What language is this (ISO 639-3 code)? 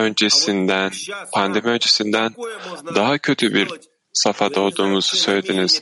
tur